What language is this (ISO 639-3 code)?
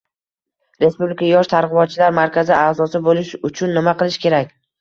uzb